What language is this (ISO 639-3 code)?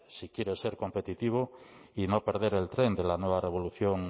spa